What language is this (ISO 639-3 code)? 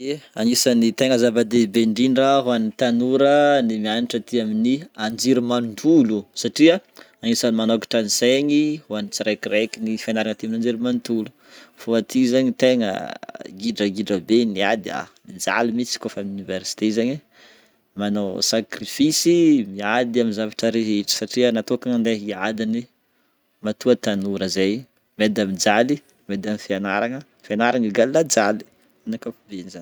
bmm